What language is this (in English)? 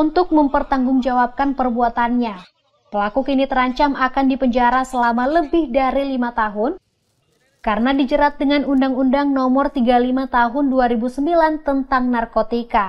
Indonesian